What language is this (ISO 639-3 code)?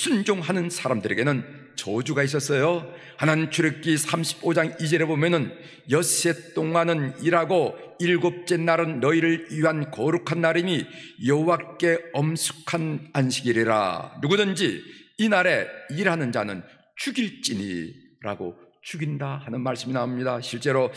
kor